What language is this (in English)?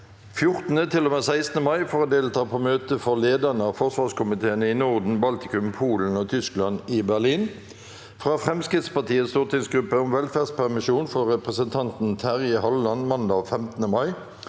Norwegian